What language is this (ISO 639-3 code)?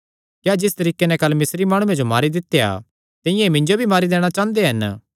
xnr